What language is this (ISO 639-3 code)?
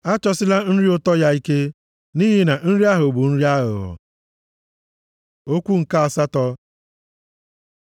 ibo